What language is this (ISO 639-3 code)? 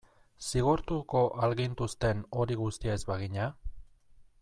eus